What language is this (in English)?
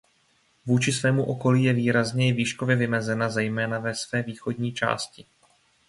Czech